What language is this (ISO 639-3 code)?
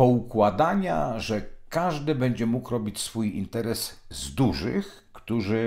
pol